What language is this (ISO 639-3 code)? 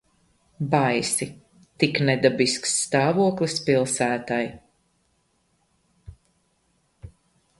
lav